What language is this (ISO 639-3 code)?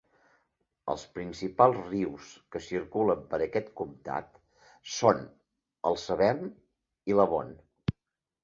cat